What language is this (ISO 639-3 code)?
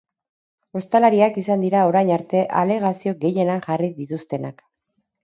eus